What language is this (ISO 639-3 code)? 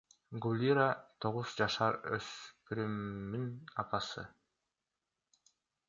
kir